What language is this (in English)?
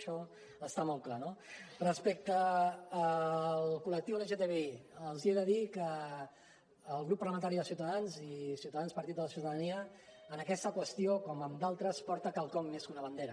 Catalan